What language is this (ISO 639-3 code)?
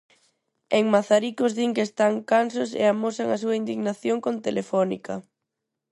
glg